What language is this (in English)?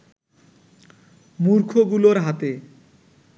Bangla